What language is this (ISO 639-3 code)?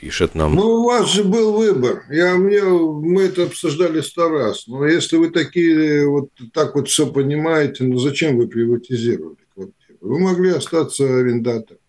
rus